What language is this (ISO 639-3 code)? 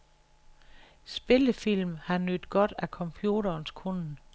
dan